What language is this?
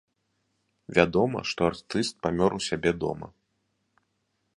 Belarusian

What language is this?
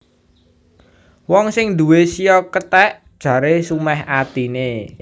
Javanese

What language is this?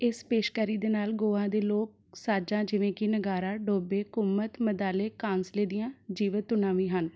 Punjabi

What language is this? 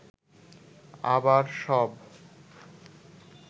Bangla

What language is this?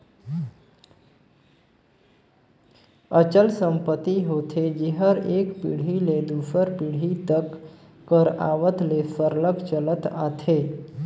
Chhattisgarhi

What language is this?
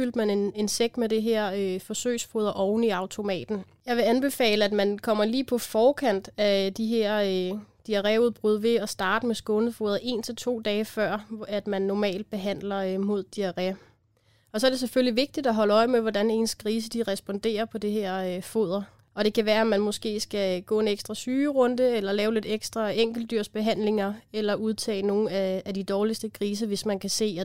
Danish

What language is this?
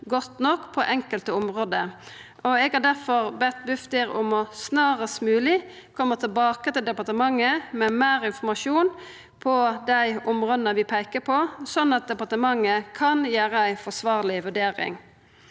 Norwegian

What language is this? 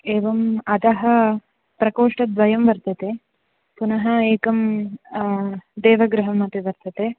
Sanskrit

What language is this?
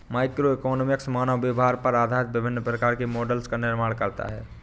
Hindi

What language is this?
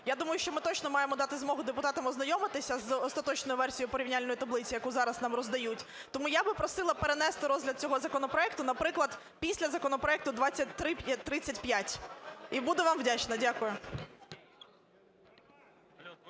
Ukrainian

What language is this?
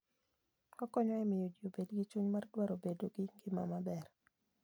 Luo (Kenya and Tanzania)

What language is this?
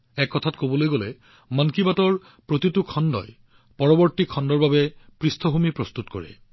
Assamese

